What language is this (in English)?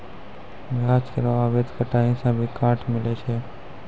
Maithili